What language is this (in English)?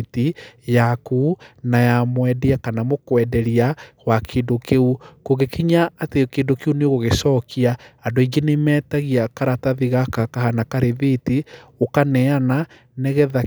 Kikuyu